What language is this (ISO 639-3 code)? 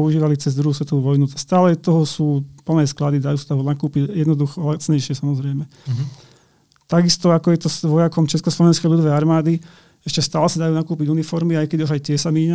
slk